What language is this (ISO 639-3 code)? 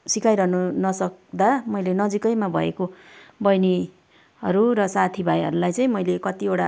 nep